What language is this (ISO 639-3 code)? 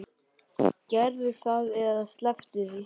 isl